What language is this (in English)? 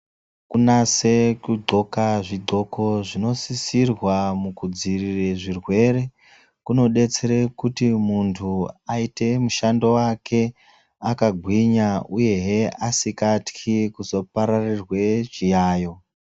Ndau